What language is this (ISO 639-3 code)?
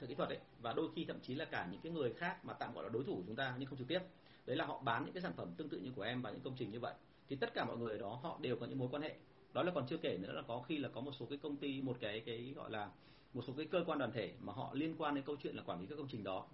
vie